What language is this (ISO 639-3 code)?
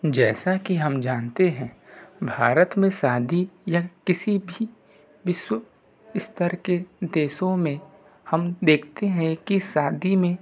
hin